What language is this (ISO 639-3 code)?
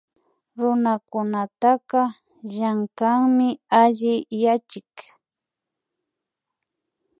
qvi